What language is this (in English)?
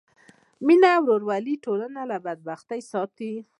Pashto